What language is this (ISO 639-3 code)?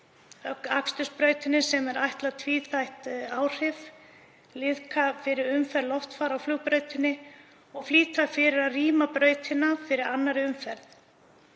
isl